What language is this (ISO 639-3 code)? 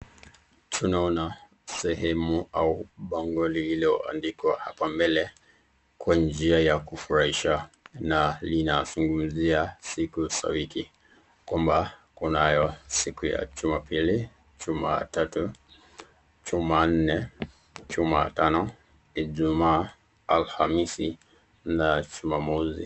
swa